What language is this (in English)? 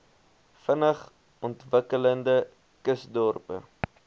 Afrikaans